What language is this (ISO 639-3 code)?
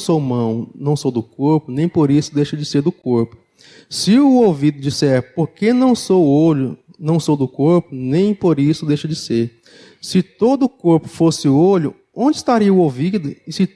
por